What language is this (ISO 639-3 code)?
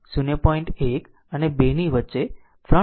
guj